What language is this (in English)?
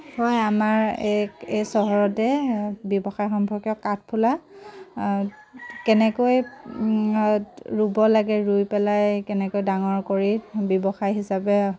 Assamese